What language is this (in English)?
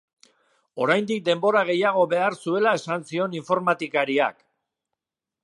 Basque